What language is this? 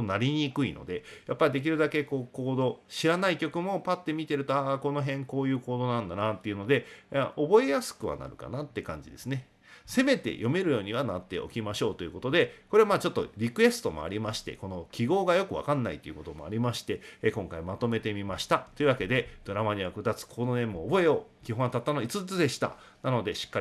Japanese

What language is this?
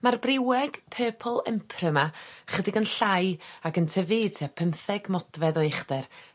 Welsh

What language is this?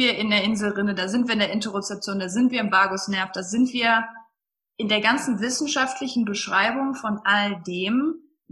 German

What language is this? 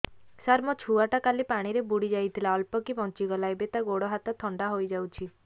Odia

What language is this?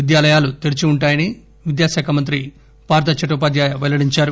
Telugu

